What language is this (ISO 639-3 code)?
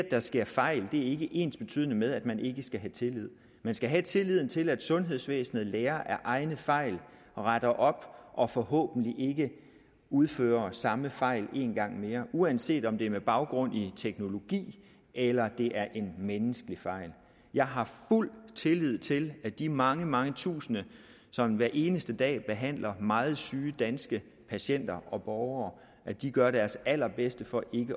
dan